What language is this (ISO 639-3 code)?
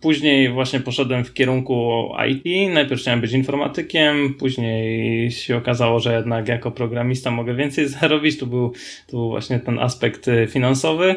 pol